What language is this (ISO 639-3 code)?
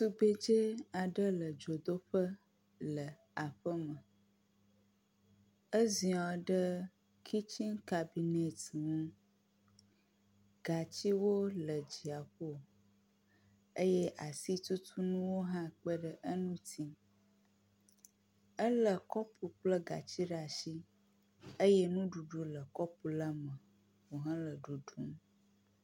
ewe